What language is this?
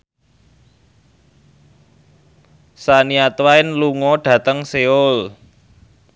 Javanese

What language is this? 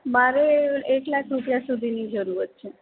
Gujarati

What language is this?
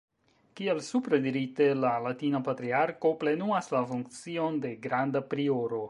Esperanto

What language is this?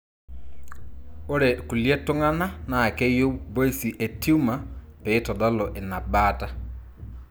Masai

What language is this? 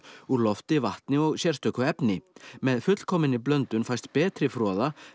Icelandic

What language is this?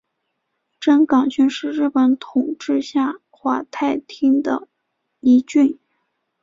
Chinese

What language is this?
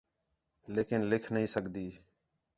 Khetrani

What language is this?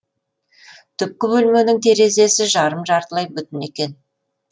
Kazakh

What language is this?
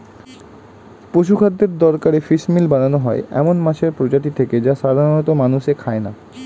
Bangla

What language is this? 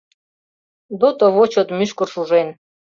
Mari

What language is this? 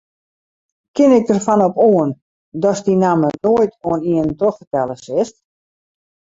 Western Frisian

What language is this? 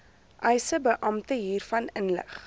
Afrikaans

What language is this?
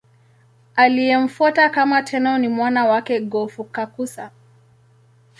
Swahili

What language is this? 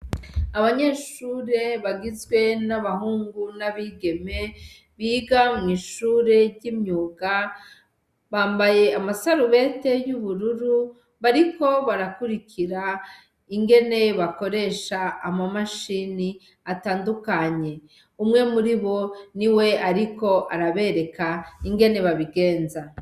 Rundi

